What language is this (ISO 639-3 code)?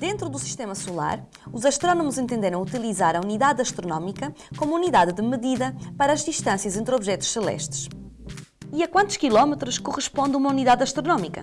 por